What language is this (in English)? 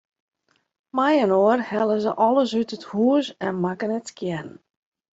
Western Frisian